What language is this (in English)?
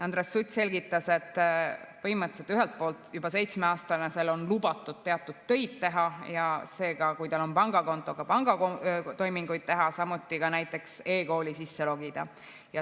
Estonian